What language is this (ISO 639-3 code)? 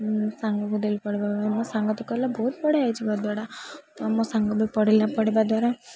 ori